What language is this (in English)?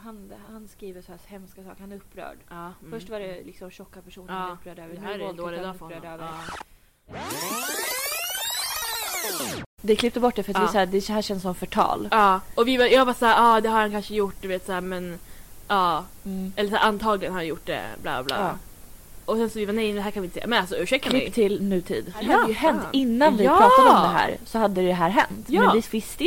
Swedish